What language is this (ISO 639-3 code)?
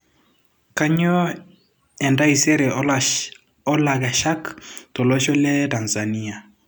mas